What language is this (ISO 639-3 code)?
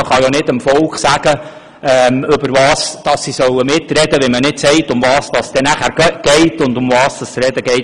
gsw